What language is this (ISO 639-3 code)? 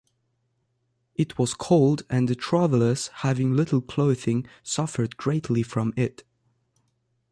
eng